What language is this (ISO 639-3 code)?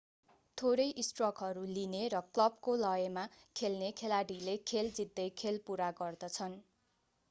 nep